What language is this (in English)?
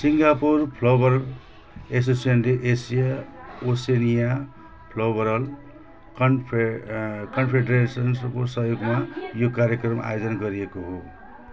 Nepali